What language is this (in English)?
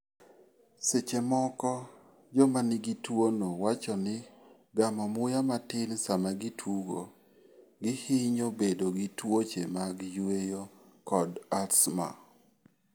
Luo (Kenya and Tanzania)